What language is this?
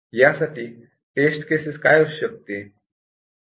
Marathi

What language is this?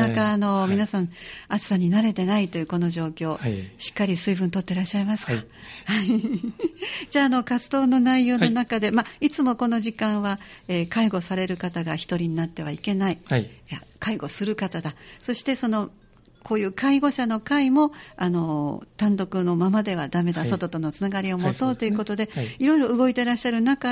Japanese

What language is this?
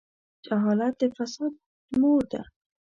Pashto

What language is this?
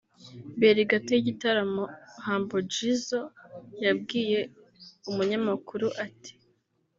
Kinyarwanda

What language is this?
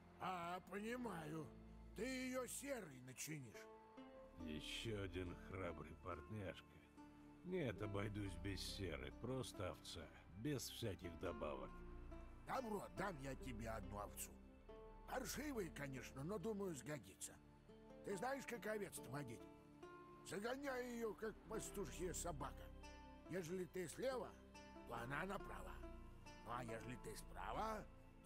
Russian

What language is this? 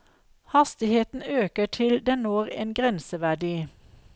Norwegian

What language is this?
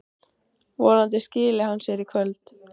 Icelandic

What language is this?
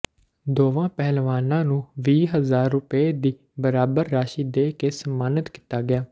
Punjabi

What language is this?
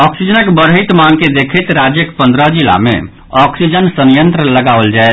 Maithili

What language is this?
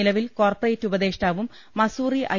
Malayalam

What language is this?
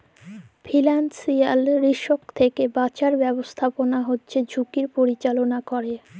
Bangla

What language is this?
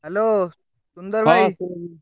Odia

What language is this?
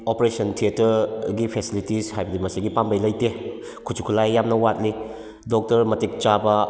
Manipuri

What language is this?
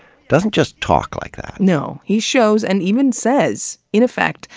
English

